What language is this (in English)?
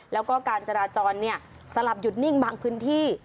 Thai